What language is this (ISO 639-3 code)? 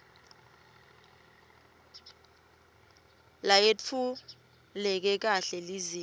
ssw